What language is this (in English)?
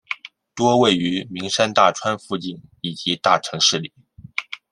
Chinese